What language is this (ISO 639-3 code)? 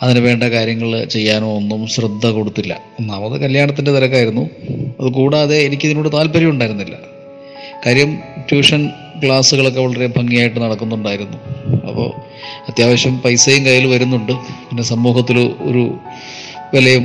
mal